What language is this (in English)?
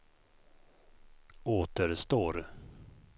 Swedish